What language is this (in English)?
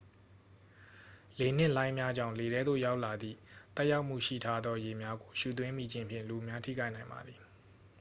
Burmese